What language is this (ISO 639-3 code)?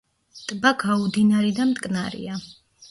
kat